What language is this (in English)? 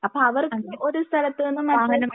Malayalam